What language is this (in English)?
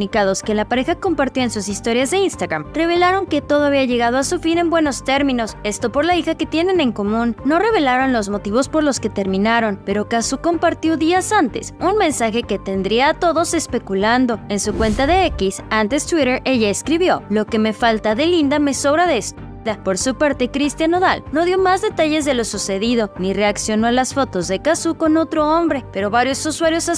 Spanish